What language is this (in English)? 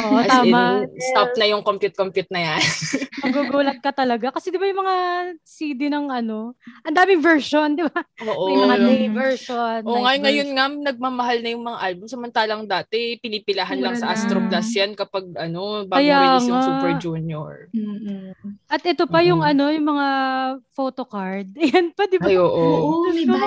Filipino